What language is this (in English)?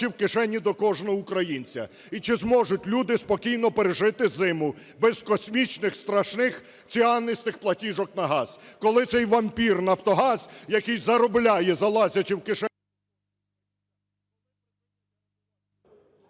Ukrainian